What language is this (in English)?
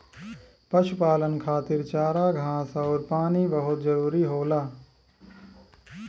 Bhojpuri